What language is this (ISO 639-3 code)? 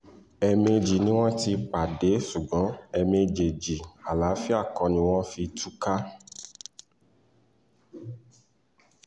yor